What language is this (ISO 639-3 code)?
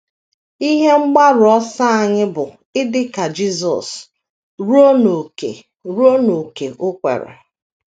ibo